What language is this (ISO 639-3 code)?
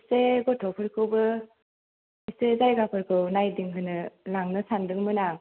brx